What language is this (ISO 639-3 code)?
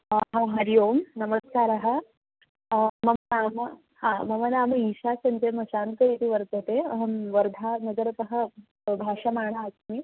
san